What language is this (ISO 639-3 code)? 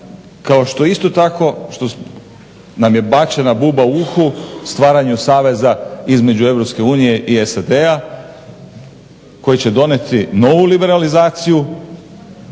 hrv